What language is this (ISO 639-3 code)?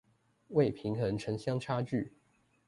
zho